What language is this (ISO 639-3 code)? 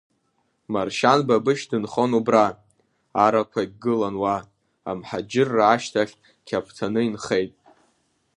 abk